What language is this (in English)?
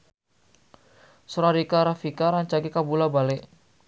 Sundanese